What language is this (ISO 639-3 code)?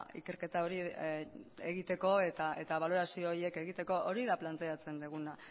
eus